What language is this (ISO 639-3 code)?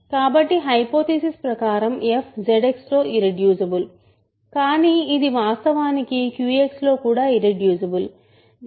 tel